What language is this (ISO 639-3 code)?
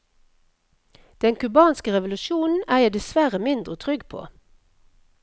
nor